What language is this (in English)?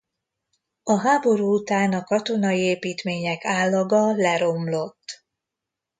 Hungarian